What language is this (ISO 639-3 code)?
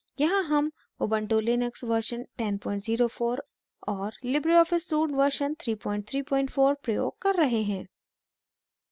hin